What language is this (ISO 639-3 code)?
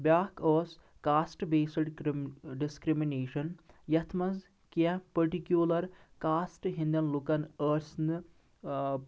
kas